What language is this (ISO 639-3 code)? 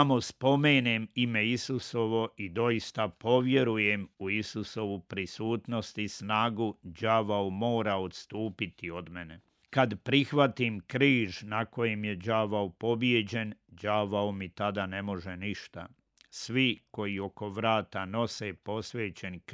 hrv